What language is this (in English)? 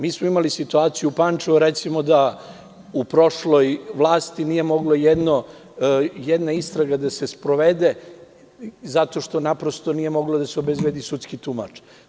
Serbian